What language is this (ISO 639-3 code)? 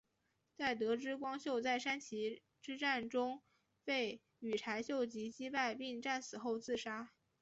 zho